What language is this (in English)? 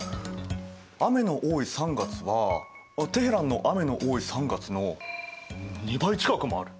Japanese